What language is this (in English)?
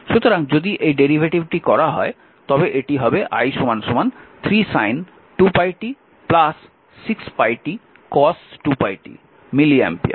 Bangla